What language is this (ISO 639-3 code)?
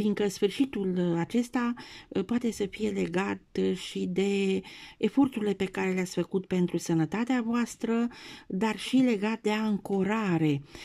ron